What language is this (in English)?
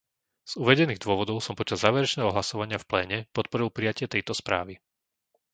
Slovak